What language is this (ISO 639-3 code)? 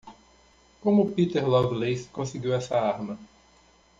por